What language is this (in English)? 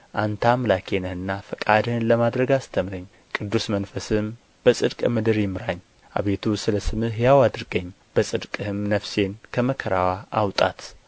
Amharic